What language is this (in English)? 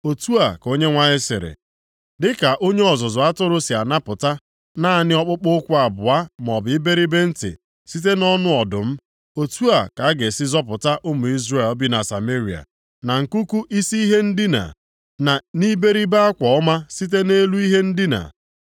Igbo